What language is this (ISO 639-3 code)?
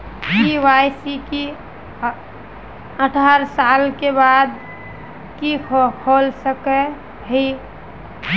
mag